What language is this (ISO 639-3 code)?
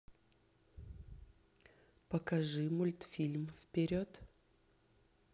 rus